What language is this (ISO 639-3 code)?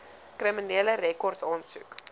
afr